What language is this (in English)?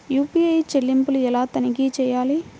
Telugu